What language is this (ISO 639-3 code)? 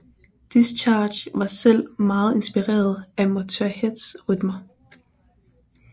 dan